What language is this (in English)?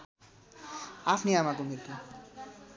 Nepali